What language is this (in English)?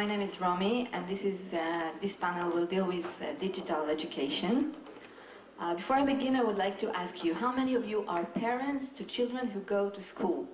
Hebrew